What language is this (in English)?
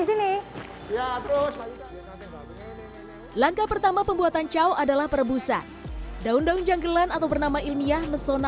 Indonesian